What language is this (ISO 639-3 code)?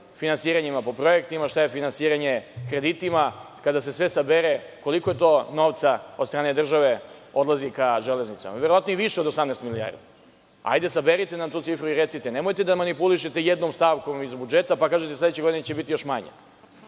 srp